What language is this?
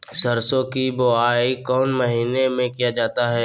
Magahi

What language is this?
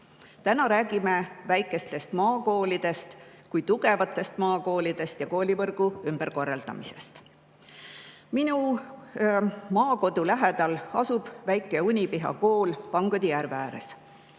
Estonian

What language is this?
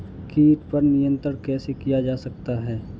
Hindi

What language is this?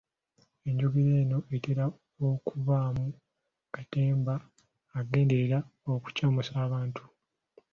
Ganda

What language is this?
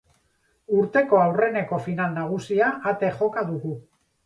Basque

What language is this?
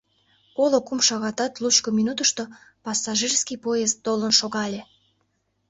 Mari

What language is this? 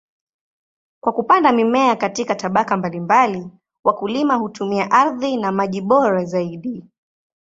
Swahili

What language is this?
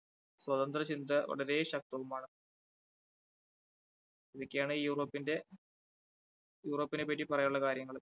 Malayalam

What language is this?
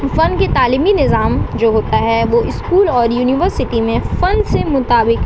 Urdu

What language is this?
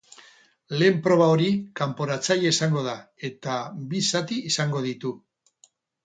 Basque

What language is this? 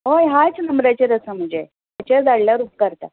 Konkani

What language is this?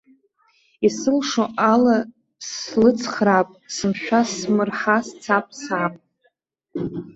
Abkhazian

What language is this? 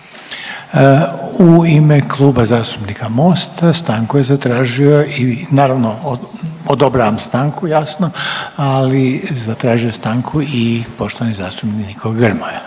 Croatian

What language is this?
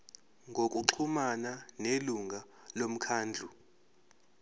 Zulu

